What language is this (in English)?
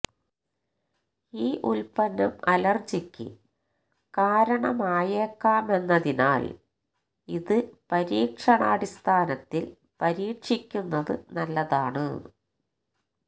Malayalam